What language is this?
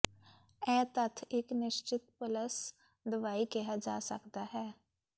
Punjabi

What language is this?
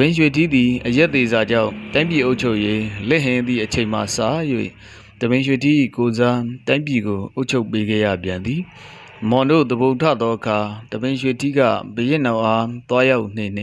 Korean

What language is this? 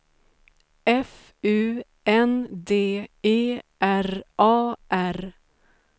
Swedish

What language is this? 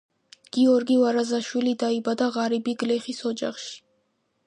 Georgian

